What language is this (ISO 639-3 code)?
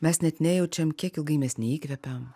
lit